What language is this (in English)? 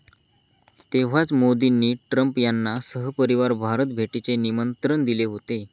Marathi